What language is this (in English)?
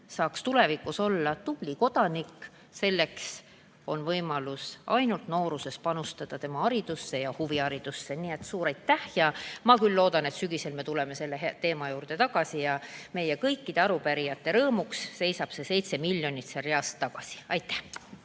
Estonian